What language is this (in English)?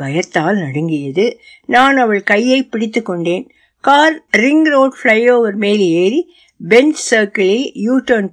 Tamil